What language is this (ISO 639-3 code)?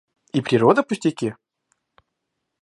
rus